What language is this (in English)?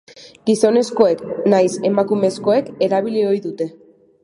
Basque